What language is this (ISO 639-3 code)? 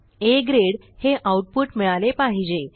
mar